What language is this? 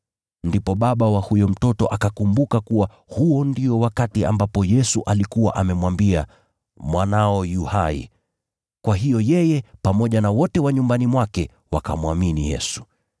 Swahili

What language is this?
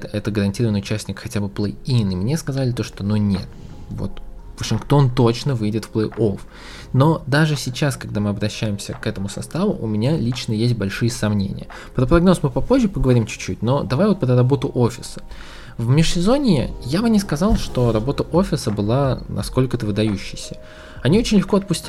Russian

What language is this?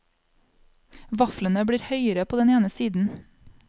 Norwegian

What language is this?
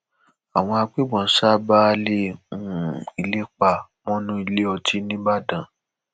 Yoruba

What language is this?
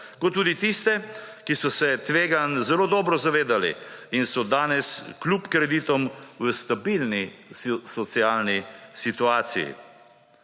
Slovenian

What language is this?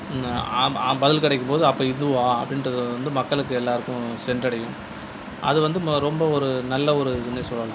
Tamil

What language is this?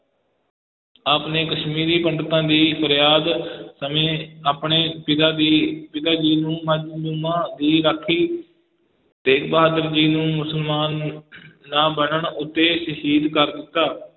Punjabi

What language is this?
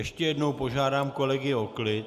Czech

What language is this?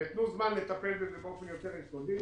Hebrew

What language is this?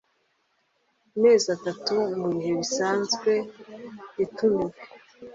Kinyarwanda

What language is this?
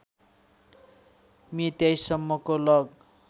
Nepali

